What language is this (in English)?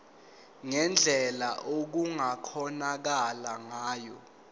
Zulu